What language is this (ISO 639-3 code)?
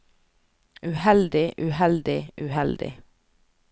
nor